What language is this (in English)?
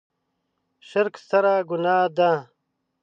Pashto